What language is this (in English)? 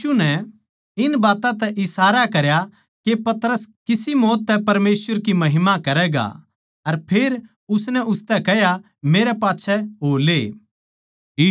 Haryanvi